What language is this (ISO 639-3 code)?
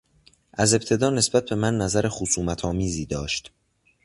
fas